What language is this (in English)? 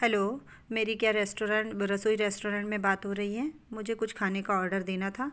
Hindi